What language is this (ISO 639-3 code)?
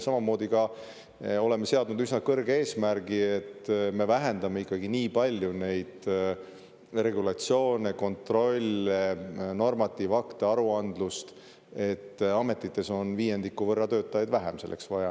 est